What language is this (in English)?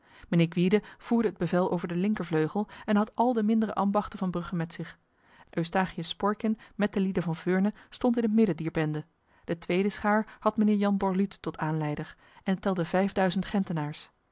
Dutch